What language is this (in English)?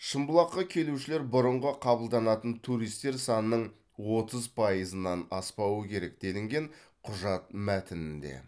Kazakh